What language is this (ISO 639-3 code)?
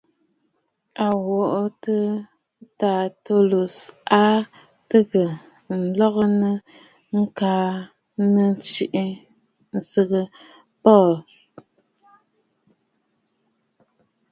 bfd